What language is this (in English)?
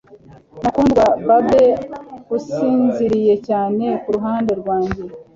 Kinyarwanda